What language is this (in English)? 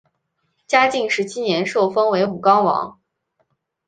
Chinese